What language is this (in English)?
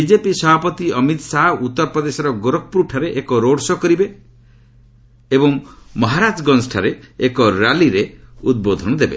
Odia